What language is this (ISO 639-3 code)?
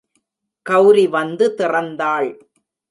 tam